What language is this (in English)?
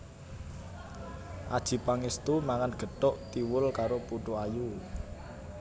Javanese